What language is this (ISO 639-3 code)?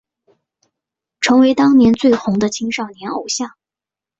zho